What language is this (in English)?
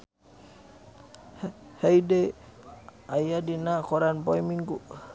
Sundanese